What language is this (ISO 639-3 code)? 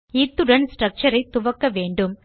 tam